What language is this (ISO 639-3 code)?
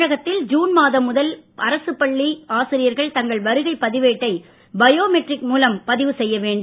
tam